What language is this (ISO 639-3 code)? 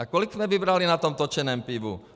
ces